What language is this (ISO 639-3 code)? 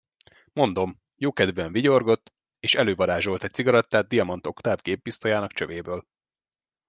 hun